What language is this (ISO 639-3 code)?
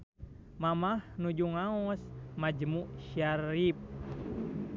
sun